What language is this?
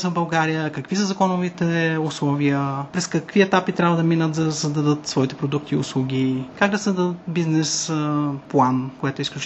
Bulgarian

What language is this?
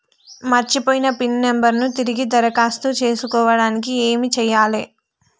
Telugu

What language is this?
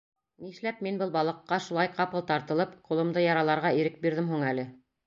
Bashkir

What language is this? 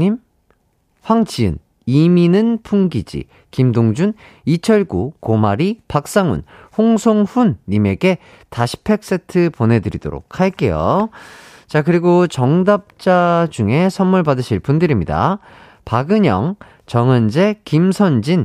Korean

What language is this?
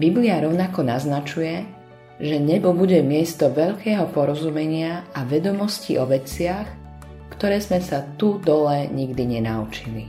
Slovak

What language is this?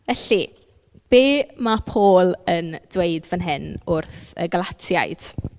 Welsh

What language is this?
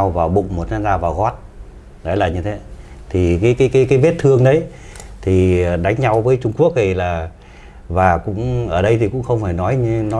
Vietnamese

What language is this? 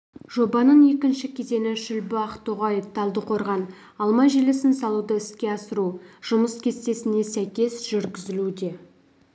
Kazakh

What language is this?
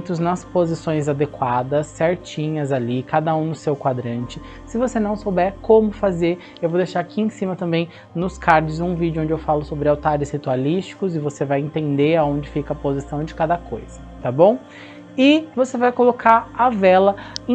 Portuguese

